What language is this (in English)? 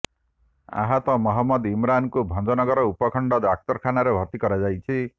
Odia